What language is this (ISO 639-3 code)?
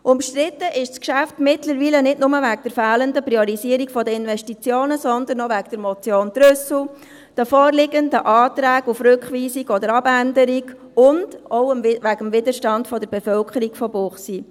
gsw